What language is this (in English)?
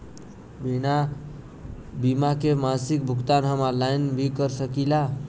Bhojpuri